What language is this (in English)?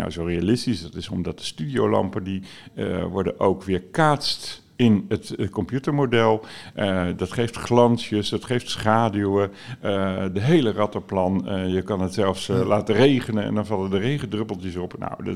Dutch